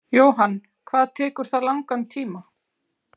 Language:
Icelandic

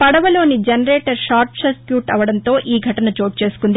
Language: Telugu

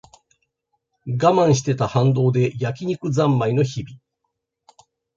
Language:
Japanese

